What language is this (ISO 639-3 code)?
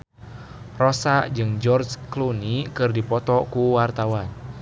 sun